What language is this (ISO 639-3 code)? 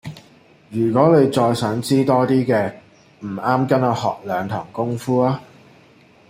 yue